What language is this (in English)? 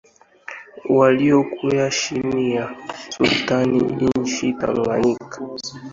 Swahili